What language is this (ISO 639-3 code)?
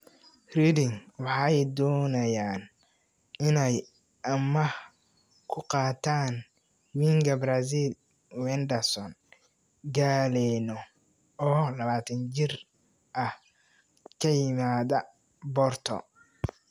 som